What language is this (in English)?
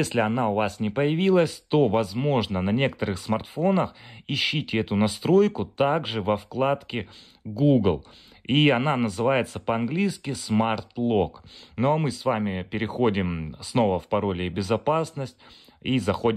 Russian